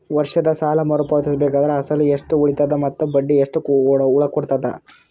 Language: Kannada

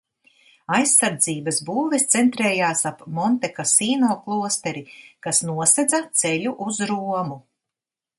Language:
Latvian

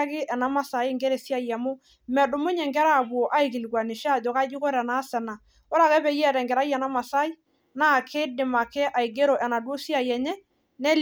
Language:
Masai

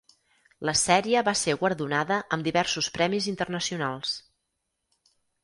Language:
Catalan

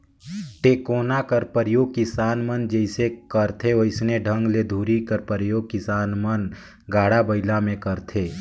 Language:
Chhattisgarhi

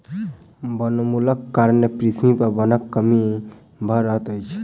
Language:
Maithili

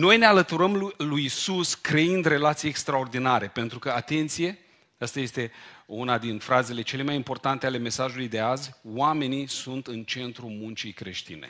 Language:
Romanian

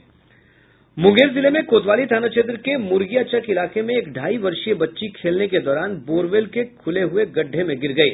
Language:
Hindi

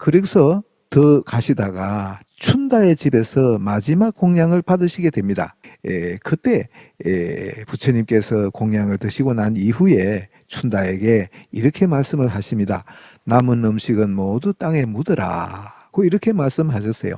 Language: Korean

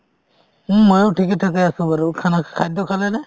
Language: Assamese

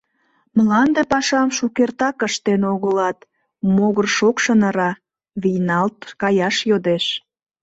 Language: Mari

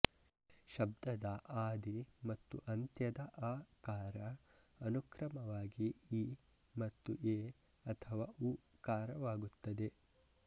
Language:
Kannada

